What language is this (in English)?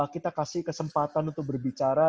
Indonesian